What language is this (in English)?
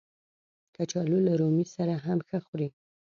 Pashto